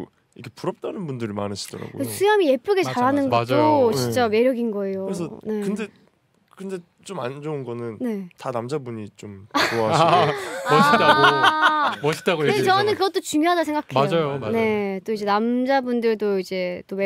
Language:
Korean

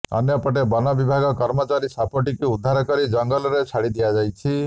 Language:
Odia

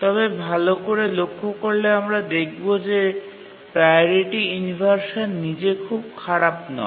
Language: Bangla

